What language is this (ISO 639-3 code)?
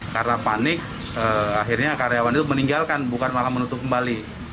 ind